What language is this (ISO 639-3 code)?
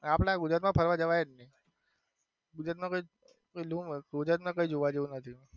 guj